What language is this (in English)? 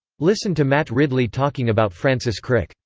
English